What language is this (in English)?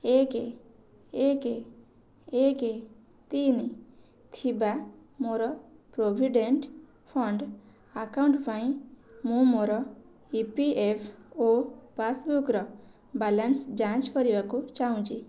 Odia